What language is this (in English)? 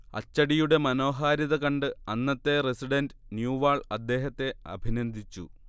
Malayalam